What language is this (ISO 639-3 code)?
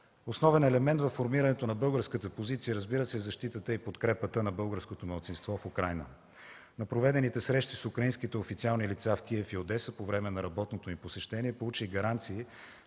bul